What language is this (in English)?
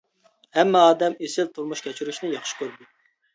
Uyghur